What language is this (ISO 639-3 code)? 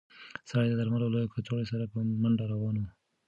pus